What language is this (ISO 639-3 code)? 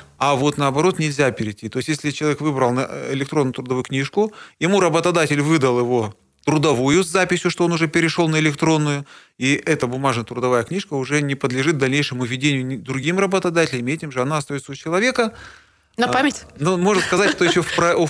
rus